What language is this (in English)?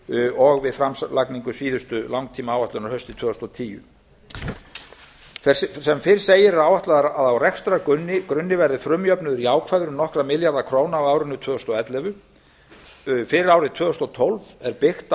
Icelandic